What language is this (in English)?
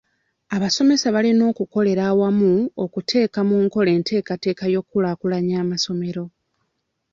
Ganda